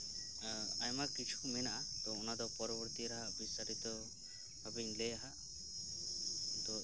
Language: Santali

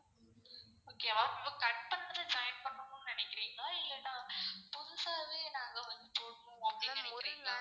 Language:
Tamil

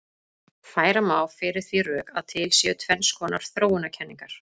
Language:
Icelandic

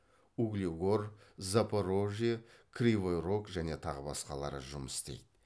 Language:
Kazakh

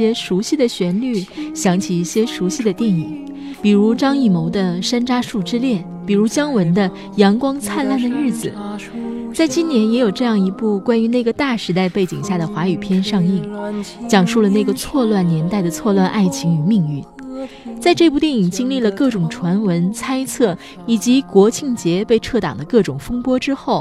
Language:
Chinese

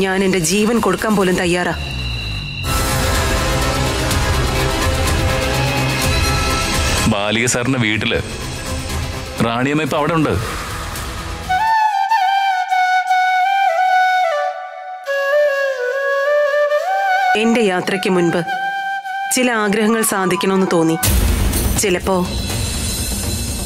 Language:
Turkish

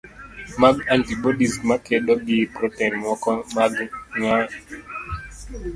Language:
Luo (Kenya and Tanzania)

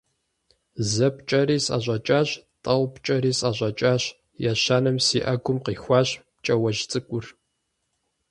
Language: Kabardian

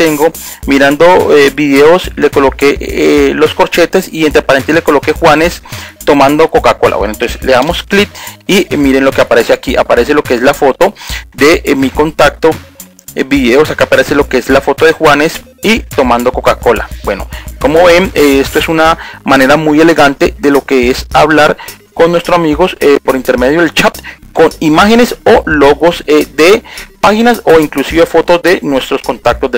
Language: Spanish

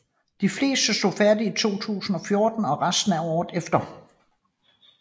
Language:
Danish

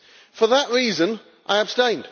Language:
English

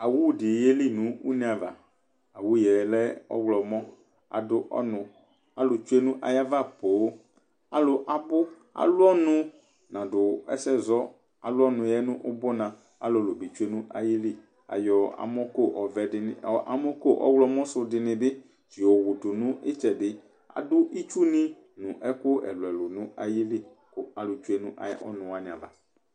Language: Ikposo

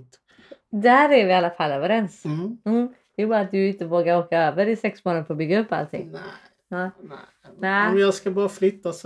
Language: Swedish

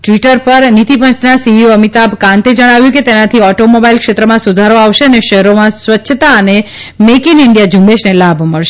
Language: Gujarati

